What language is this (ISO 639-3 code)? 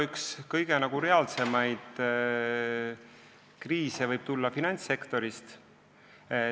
est